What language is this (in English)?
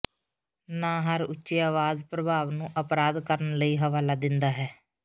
Punjabi